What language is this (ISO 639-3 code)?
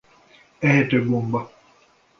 hun